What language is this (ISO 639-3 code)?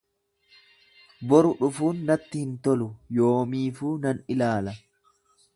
orm